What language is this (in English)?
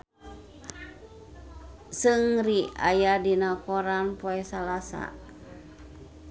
Sundanese